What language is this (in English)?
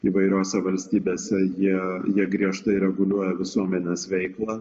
Lithuanian